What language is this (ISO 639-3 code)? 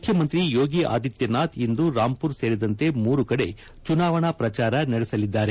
kan